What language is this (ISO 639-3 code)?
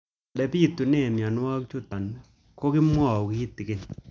kln